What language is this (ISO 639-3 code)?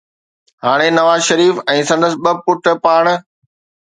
snd